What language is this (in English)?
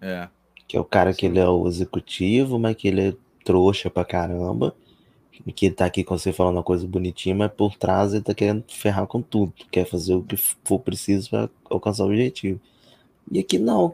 Portuguese